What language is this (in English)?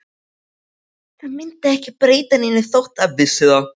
Icelandic